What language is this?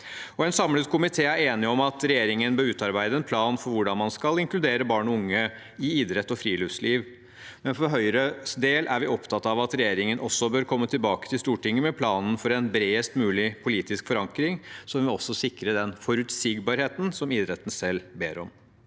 Norwegian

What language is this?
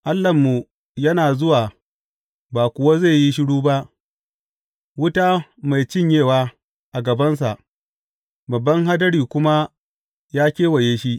Hausa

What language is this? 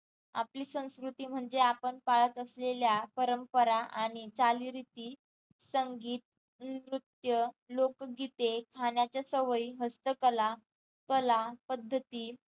Marathi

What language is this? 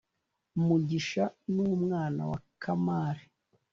Kinyarwanda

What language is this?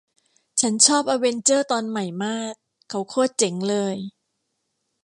Thai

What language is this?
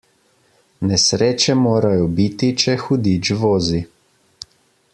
Slovenian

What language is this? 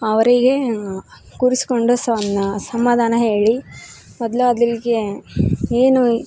Kannada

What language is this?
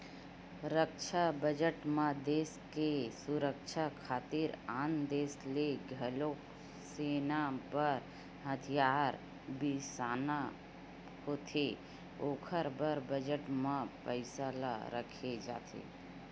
Chhattisgarhi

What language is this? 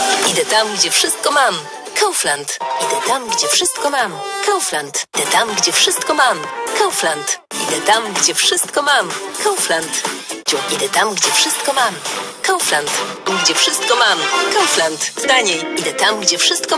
Polish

